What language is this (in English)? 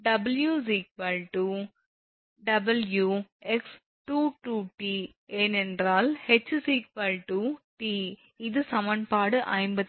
Tamil